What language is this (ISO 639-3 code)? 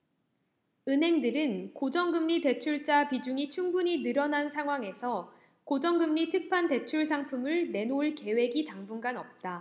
kor